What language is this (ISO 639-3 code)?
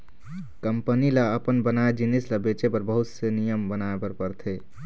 hne